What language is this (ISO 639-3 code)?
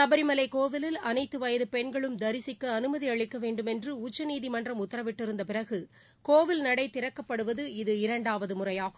tam